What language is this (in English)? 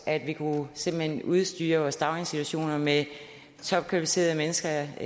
Danish